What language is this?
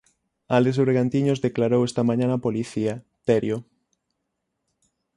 Galician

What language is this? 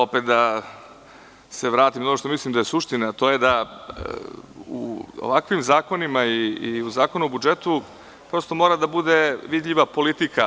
Serbian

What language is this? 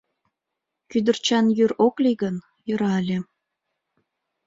Mari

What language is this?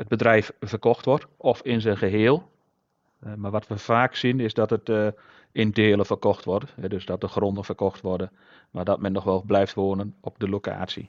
Dutch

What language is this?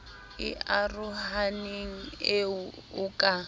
Southern Sotho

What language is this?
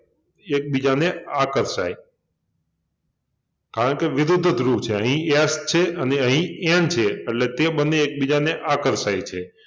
Gujarati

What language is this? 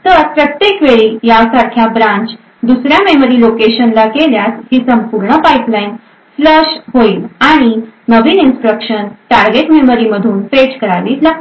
Marathi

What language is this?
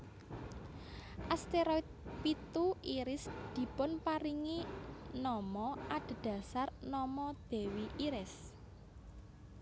Javanese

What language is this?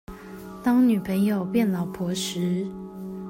Chinese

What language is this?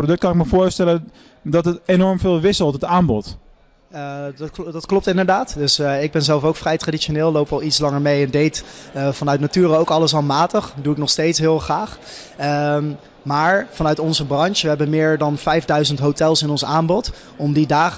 Dutch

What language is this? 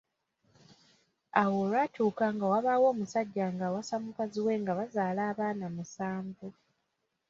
Ganda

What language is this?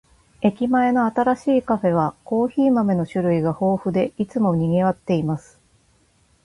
Japanese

